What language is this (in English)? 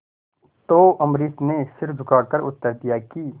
Hindi